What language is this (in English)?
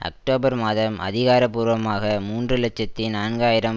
Tamil